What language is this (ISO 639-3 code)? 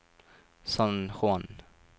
nor